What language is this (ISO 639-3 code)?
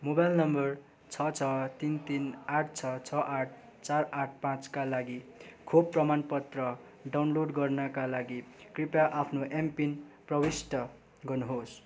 nep